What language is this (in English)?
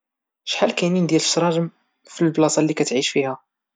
Moroccan Arabic